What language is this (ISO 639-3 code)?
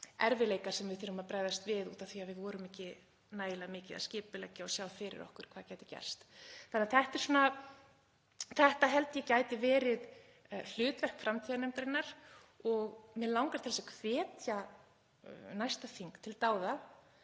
isl